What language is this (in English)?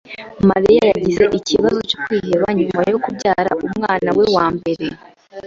Kinyarwanda